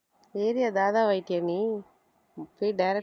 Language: Tamil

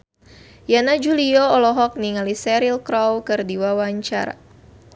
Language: Sundanese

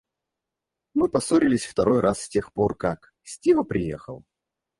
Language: Russian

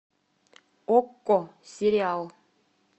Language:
Russian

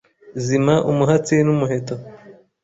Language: Kinyarwanda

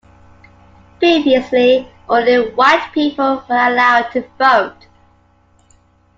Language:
English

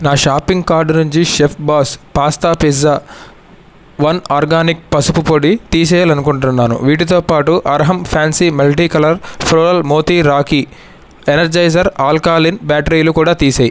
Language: Telugu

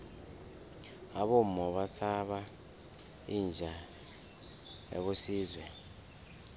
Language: South Ndebele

